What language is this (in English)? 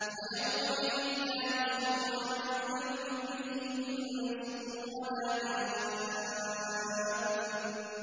Arabic